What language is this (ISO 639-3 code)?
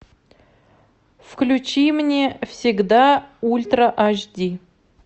rus